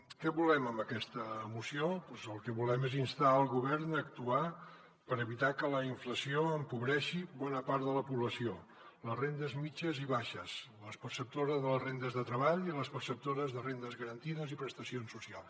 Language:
Catalan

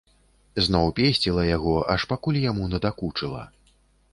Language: Belarusian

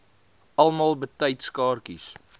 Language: Afrikaans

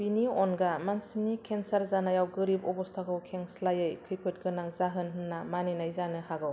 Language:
Bodo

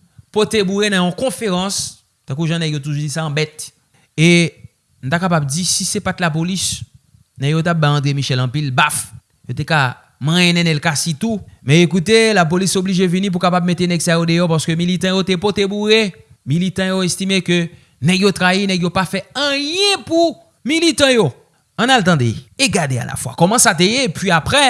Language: French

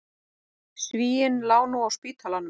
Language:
Icelandic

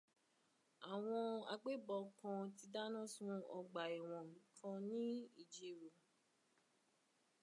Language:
Yoruba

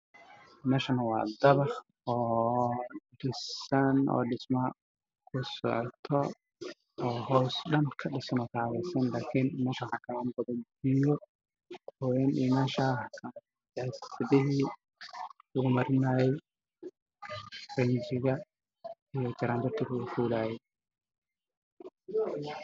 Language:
Somali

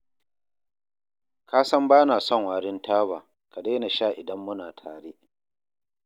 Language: Hausa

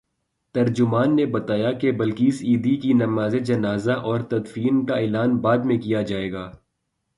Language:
Urdu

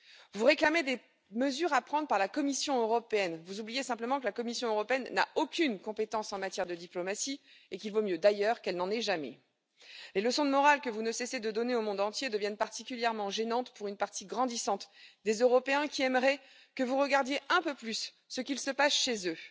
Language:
French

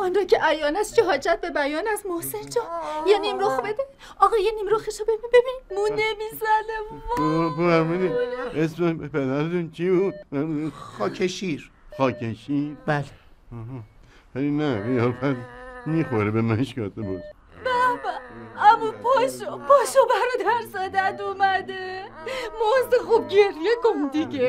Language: Persian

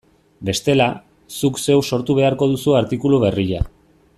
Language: Basque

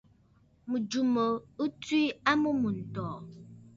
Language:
Bafut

